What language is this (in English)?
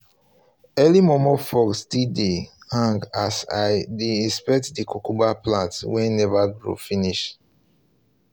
Nigerian Pidgin